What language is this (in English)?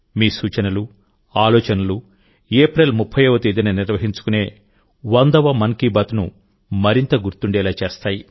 Telugu